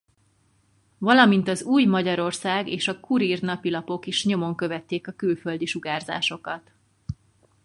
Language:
Hungarian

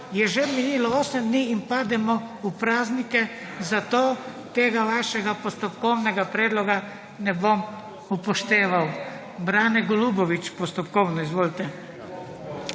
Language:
Slovenian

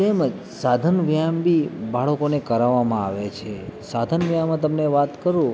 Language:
Gujarati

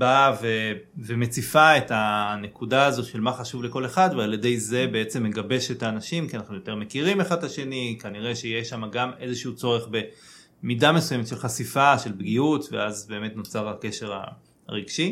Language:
Hebrew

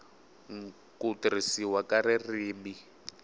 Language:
Tsonga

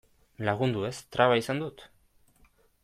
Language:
Basque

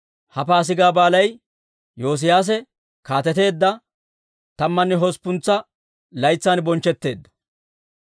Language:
Dawro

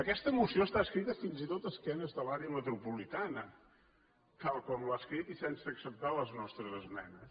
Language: Catalan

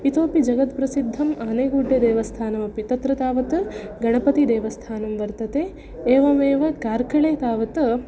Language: Sanskrit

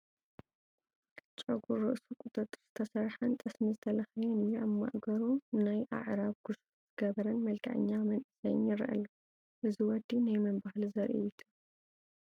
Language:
Tigrinya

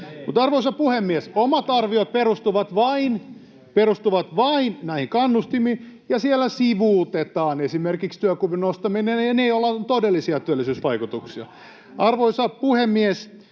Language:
Finnish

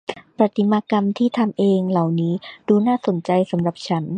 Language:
Thai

